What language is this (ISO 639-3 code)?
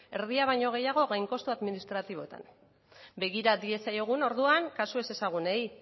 eus